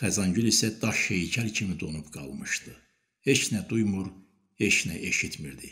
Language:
Turkish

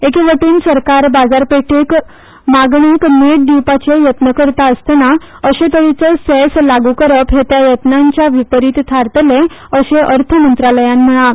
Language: Konkani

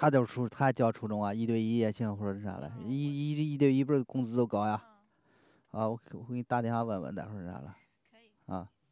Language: Chinese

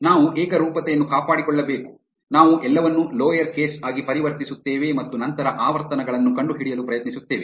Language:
Kannada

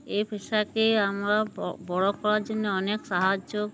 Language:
Bangla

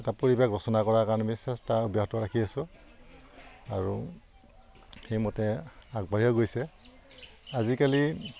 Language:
Assamese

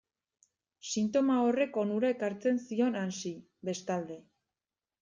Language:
Basque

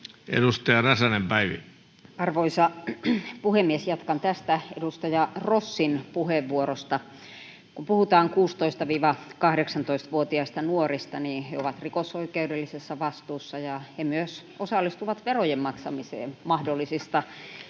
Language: Finnish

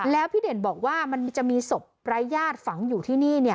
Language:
Thai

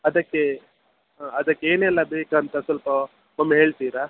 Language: Kannada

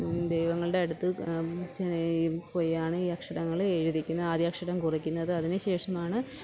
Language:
Malayalam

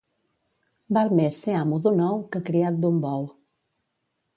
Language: Catalan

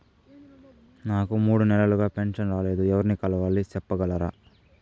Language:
Telugu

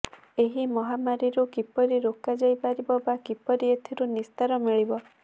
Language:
Odia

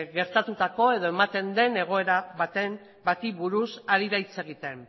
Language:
Basque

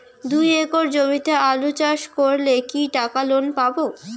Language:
Bangla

